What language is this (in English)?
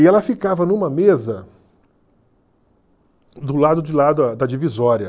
Portuguese